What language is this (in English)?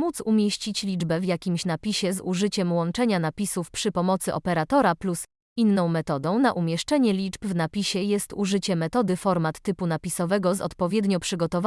Polish